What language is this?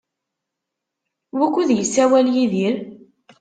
Kabyle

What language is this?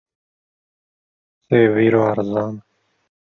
Kurdish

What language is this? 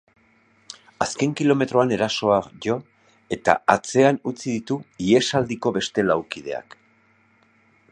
Basque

